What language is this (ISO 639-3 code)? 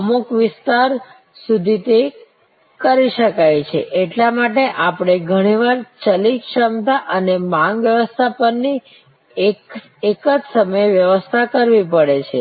guj